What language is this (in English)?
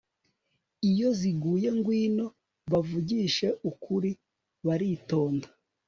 Kinyarwanda